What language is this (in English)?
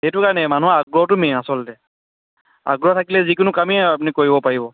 Assamese